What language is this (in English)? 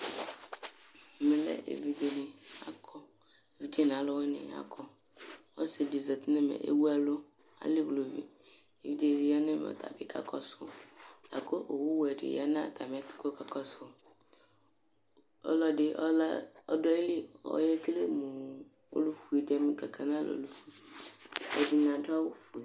Ikposo